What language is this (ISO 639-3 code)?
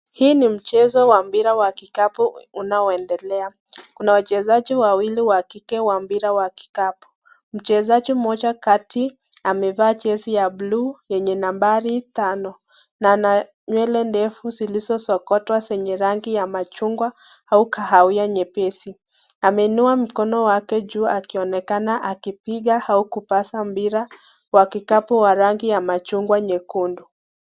swa